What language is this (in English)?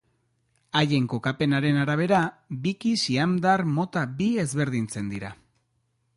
Basque